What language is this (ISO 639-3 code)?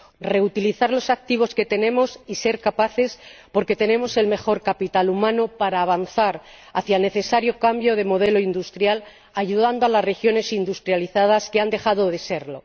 spa